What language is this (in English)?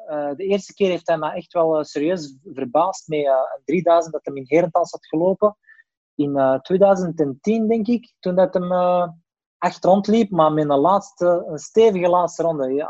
Dutch